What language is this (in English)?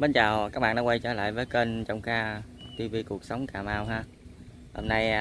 Vietnamese